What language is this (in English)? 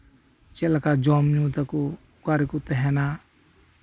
Santali